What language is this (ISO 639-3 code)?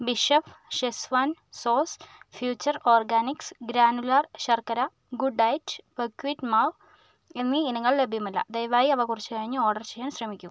mal